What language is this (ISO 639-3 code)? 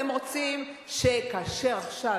heb